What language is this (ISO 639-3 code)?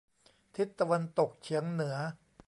tha